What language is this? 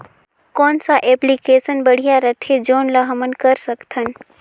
Chhattisgarhi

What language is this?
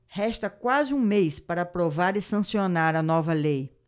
Portuguese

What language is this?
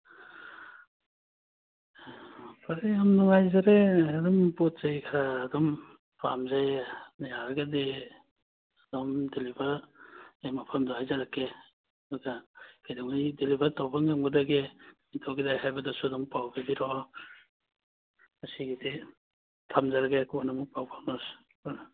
Manipuri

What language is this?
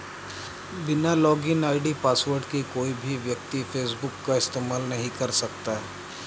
Hindi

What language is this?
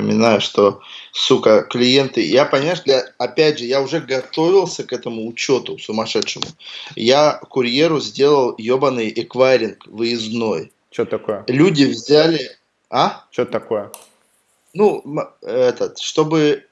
Russian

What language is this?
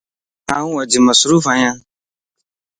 Lasi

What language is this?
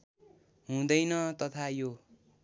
Nepali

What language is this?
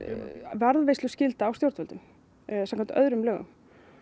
Icelandic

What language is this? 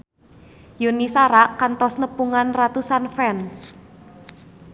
Sundanese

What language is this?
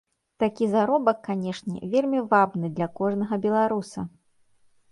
Belarusian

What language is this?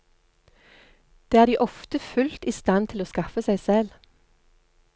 Norwegian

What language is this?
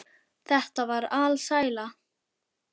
Icelandic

